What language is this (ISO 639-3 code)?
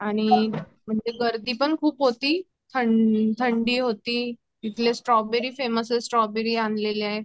mar